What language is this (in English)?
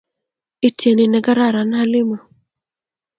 Kalenjin